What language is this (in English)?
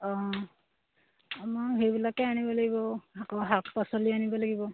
Assamese